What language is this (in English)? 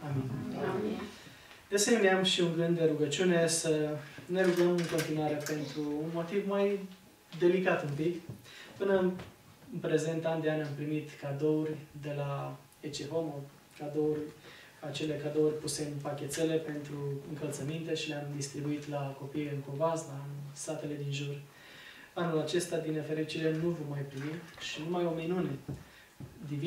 Romanian